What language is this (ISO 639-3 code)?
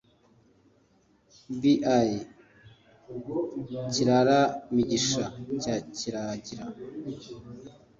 kin